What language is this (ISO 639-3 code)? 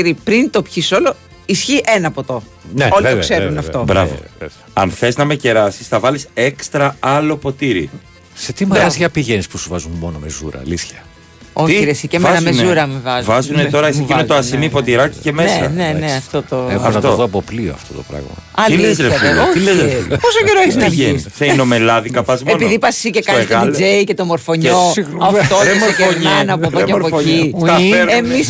ell